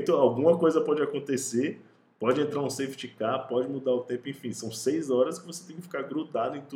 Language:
Portuguese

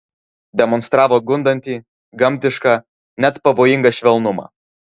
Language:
Lithuanian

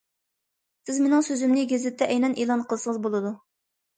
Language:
Uyghur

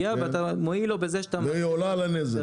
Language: Hebrew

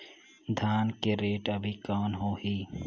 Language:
Chhattisgarhi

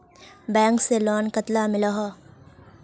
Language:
Magahi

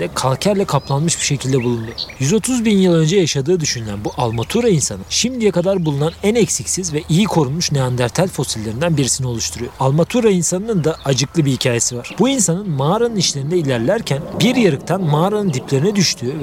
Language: Turkish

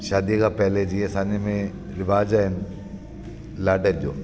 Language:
Sindhi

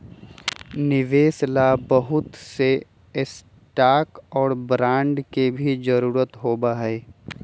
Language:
Magahi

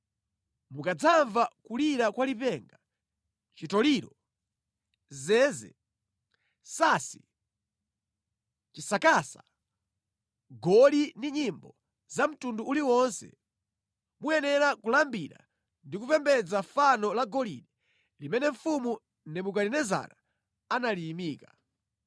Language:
Nyanja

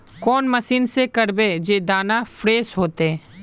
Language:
Magahi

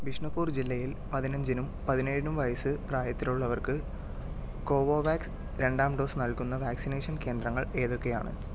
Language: Malayalam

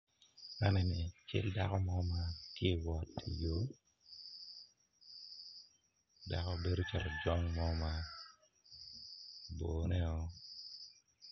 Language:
Acoli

